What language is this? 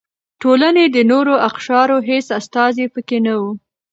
Pashto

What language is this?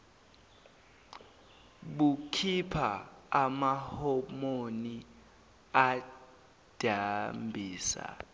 Zulu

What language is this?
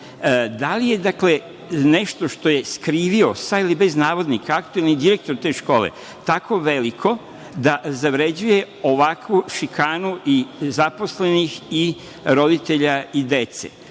Serbian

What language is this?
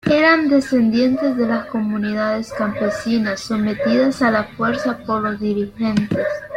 Spanish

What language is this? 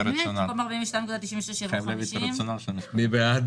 Hebrew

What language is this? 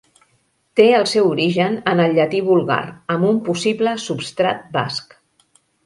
Catalan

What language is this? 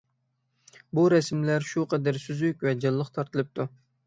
Uyghur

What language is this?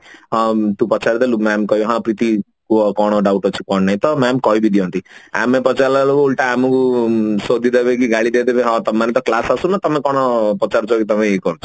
Odia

